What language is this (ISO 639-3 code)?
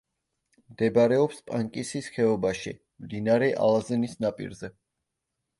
kat